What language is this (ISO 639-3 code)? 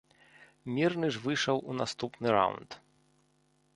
bel